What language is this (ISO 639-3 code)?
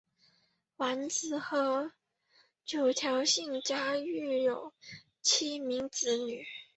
zho